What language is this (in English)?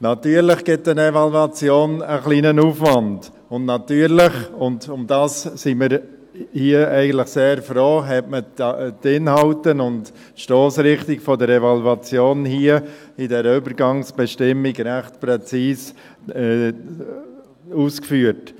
Swiss German